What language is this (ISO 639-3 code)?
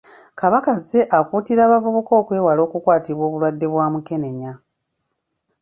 lug